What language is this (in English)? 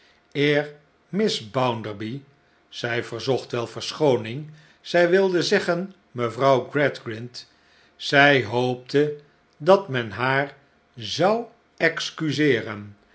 Dutch